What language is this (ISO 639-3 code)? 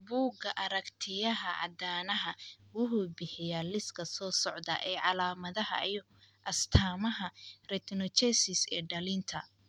som